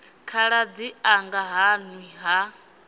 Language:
Venda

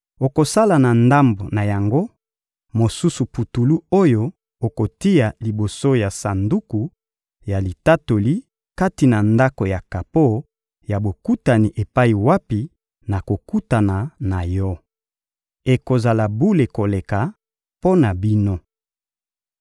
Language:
Lingala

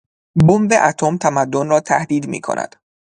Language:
Persian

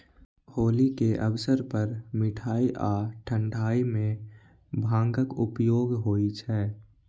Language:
Maithili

